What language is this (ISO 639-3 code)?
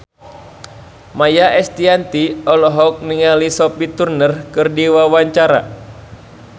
sun